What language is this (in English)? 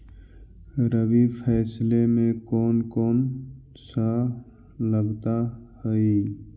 Magahi